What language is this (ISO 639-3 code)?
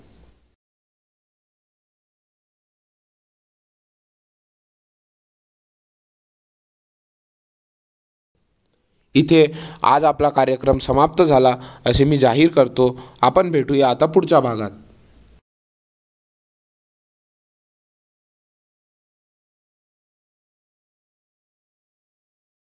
mar